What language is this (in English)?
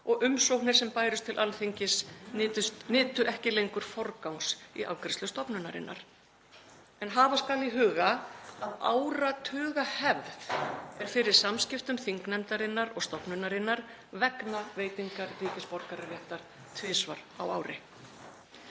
Icelandic